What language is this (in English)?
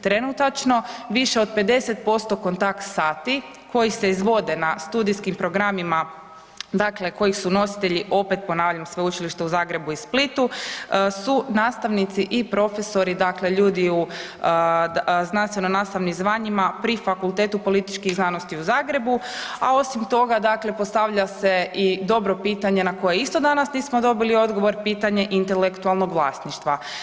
Croatian